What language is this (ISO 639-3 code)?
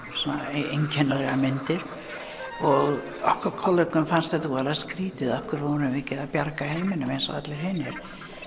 isl